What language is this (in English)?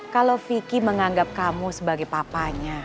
Indonesian